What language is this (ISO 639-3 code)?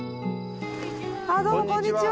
jpn